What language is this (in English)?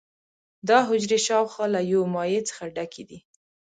Pashto